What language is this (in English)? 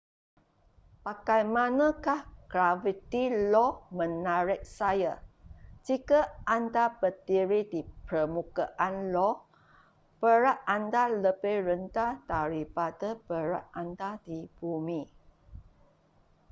Malay